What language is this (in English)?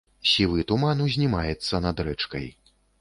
Belarusian